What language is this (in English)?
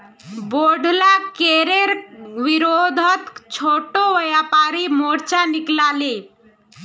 Magahi